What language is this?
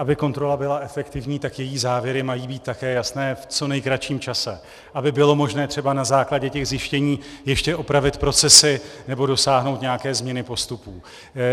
Czech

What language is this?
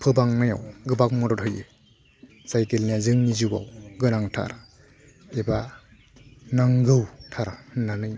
Bodo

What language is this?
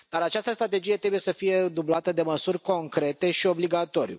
Romanian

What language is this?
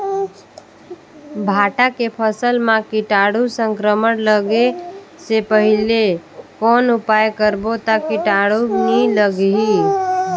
Chhattisgarhi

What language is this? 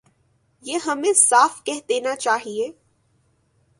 Urdu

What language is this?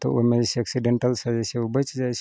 Maithili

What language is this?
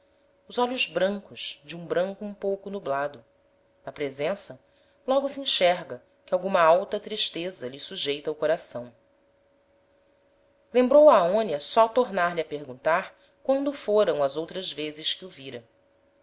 Portuguese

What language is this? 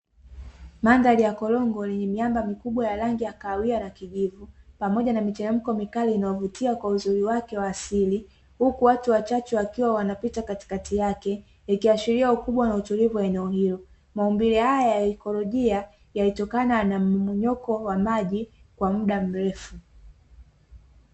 Swahili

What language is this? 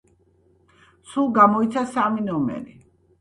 Georgian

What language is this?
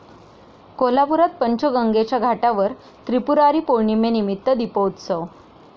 Marathi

